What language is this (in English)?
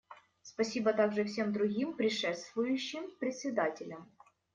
Russian